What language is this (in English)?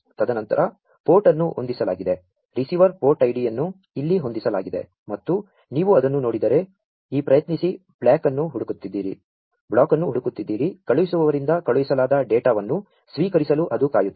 Kannada